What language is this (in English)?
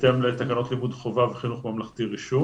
Hebrew